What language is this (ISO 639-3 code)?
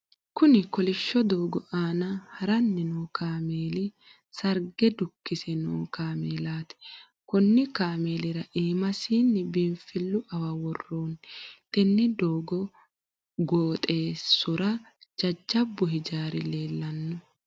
sid